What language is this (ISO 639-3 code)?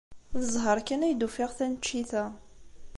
kab